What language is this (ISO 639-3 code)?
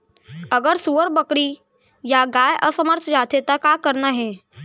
hne